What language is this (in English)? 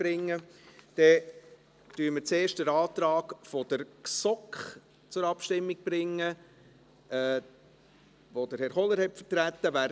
Swiss German